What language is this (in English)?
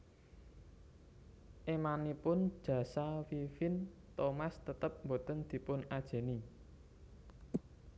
Javanese